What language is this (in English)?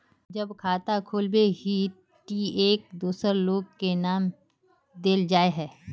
Magahi